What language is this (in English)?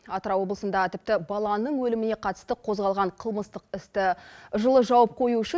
Kazakh